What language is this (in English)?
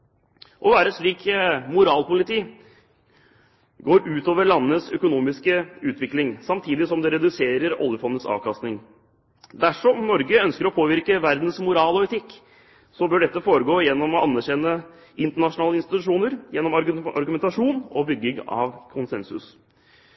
Norwegian Bokmål